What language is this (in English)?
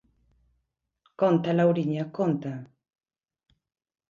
Galician